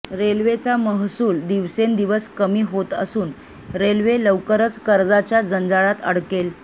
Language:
Marathi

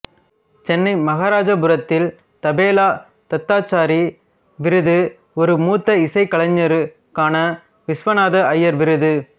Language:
Tamil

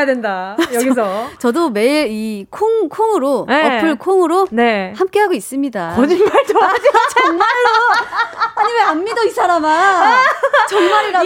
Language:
Korean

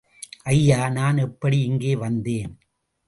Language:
Tamil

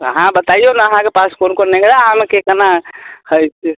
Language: Maithili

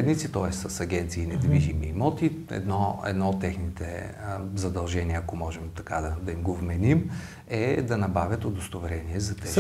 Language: Bulgarian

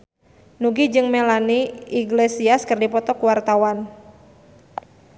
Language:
Sundanese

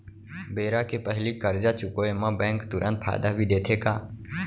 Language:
Chhattisgarhi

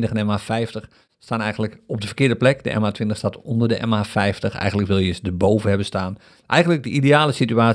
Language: Dutch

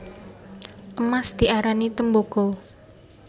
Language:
Javanese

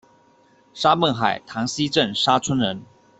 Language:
Chinese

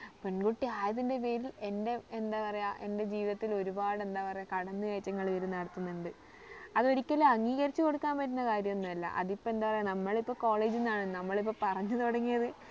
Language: Malayalam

